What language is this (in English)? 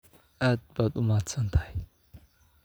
Somali